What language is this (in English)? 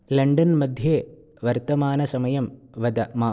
Sanskrit